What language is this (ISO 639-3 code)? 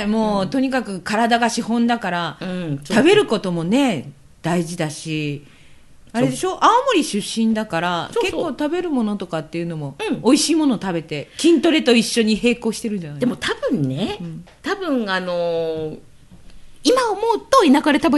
jpn